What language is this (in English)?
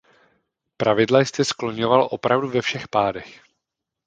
Czech